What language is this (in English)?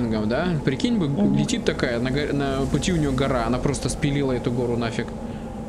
Russian